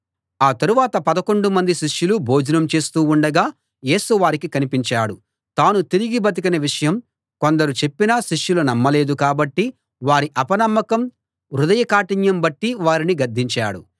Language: Telugu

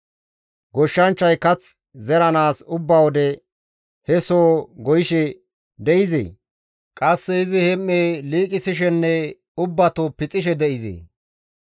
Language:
Gamo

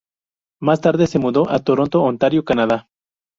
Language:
Spanish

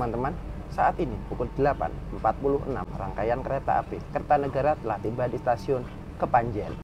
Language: Indonesian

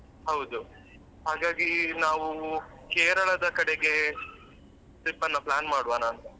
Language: Kannada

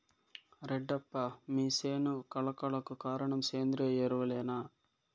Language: Telugu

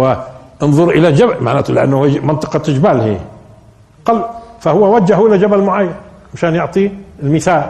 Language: Arabic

